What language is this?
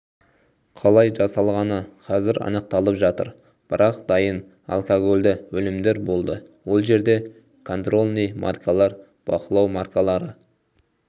Kazakh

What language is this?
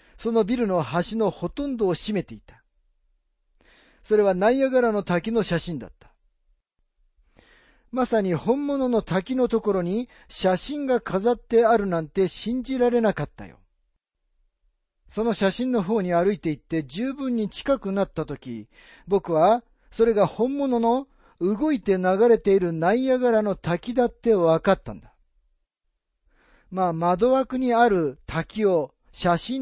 Japanese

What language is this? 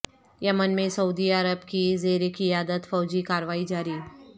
Urdu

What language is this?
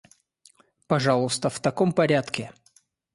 Russian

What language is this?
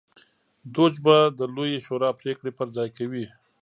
Pashto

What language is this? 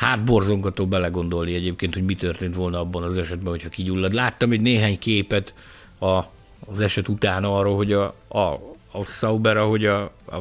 Hungarian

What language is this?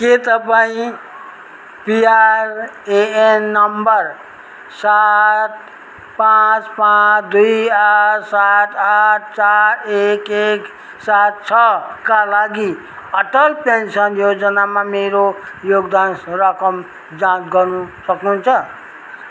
Nepali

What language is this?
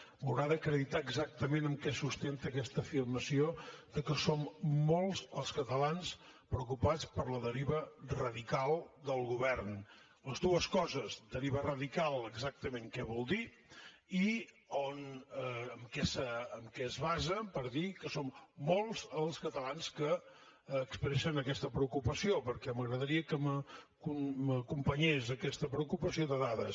Catalan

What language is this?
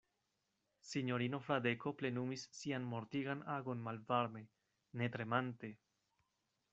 Esperanto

